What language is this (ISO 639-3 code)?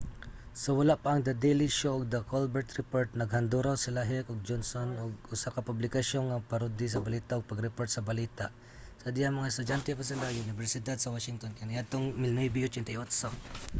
ceb